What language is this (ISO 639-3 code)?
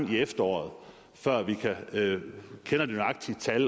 dan